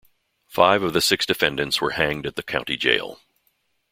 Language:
English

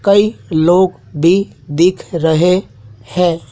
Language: Hindi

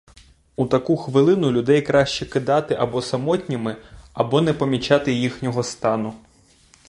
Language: Ukrainian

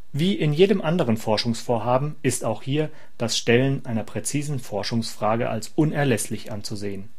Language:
German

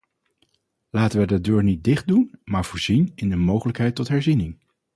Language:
Dutch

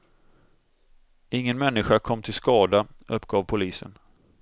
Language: Swedish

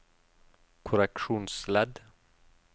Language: Norwegian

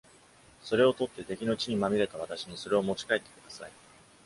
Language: Japanese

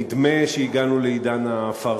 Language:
Hebrew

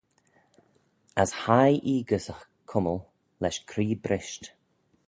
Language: Manx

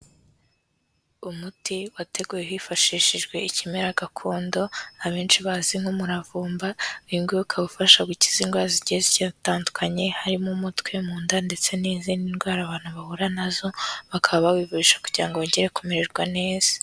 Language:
Kinyarwanda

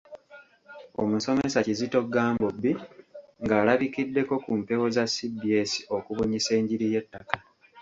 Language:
Ganda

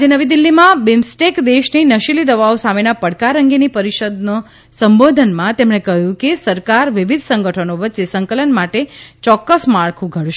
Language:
Gujarati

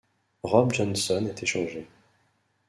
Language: French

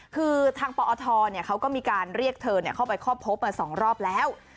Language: Thai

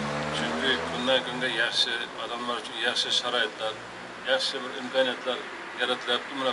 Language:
Turkish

